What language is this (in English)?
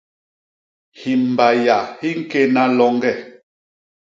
Basaa